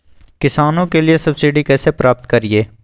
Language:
Magahi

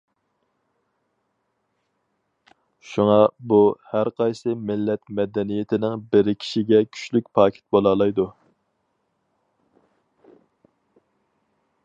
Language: Uyghur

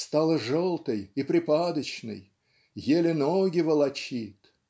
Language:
Russian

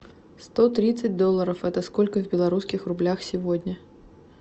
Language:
Russian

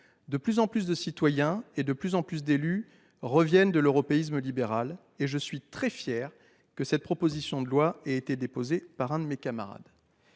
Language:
French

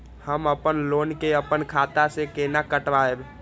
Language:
Maithili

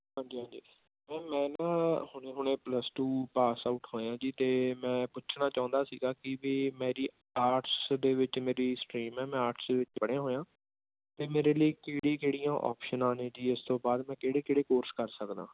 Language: Punjabi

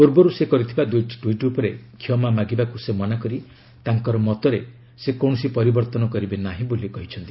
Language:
Odia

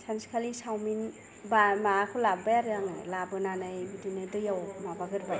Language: Bodo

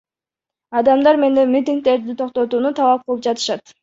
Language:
Kyrgyz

